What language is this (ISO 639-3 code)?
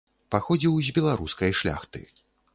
bel